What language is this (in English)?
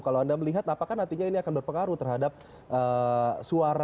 Indonesian